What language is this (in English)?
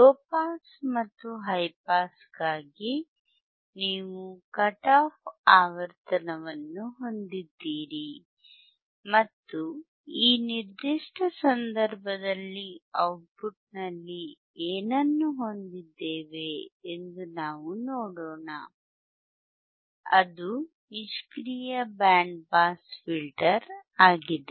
Kannada